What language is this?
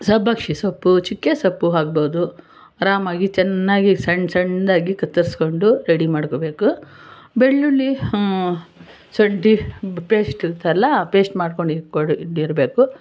Kannada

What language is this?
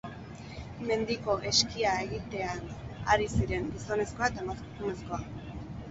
Basque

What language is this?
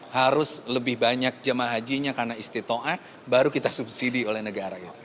Indonesian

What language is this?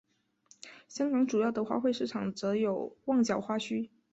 Chinese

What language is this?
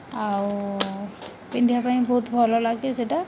Odia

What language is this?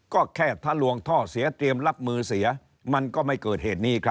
Thai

